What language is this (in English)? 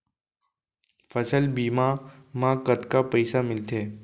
Chhattisgarhi